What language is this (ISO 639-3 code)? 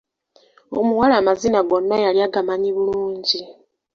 lug